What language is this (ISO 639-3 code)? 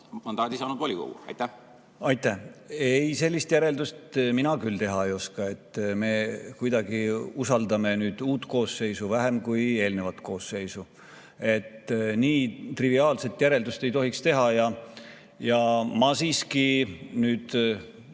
est